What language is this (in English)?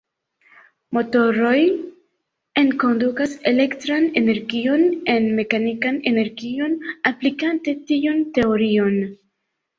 Esperanto